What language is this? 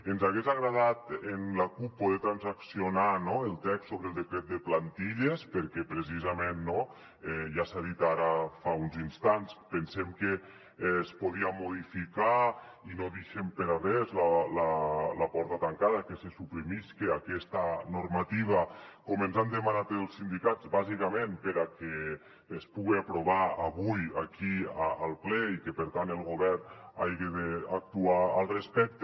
Catalan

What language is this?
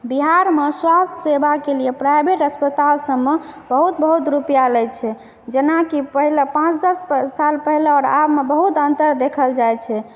Maithili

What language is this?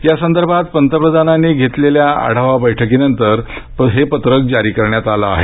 Marathi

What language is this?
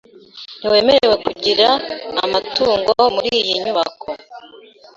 Kinyarwanda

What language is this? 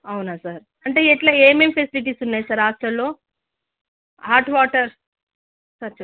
Telugu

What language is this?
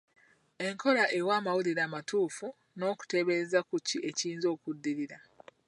Ganda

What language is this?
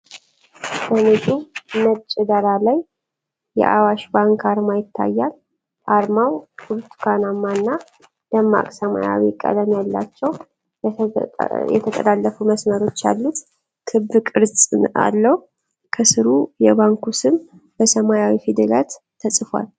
Amharic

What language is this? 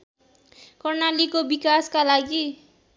Nepali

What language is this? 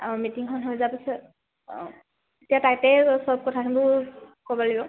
Assamese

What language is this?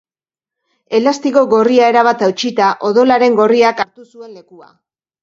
Basque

